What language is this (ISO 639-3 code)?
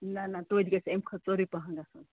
kas